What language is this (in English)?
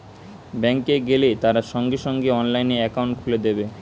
Bangla